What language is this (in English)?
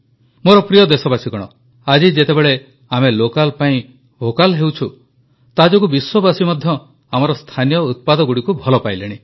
Odia